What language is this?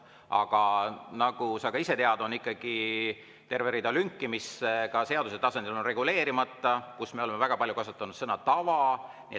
Estonian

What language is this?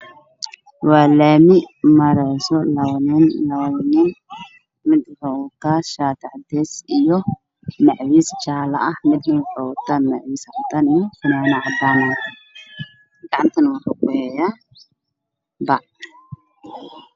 Somali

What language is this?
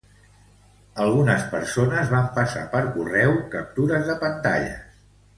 Catalan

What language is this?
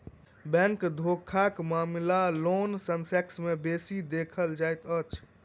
Maithili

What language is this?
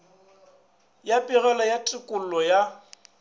Northern Sotho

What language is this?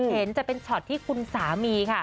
Thai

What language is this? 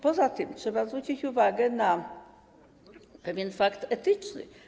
Polish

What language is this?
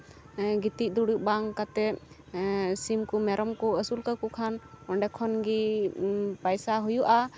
Santali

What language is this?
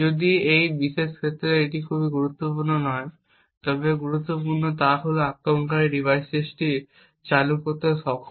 Bangla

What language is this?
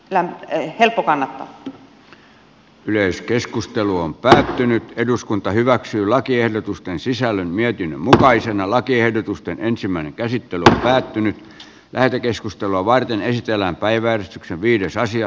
Finnish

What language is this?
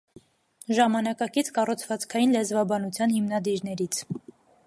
Armenian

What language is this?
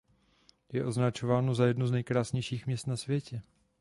Czech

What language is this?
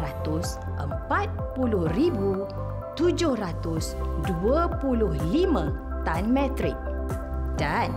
Malay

